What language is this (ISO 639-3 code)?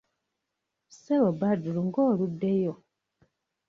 lug